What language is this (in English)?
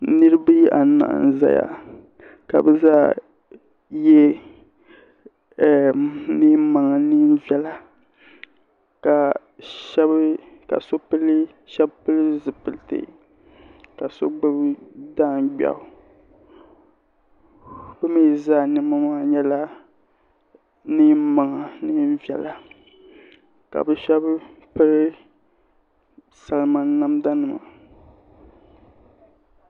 Dagbani